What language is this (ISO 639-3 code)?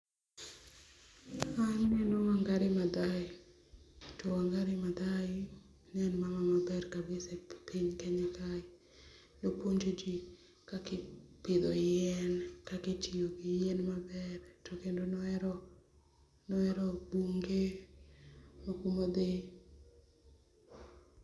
luo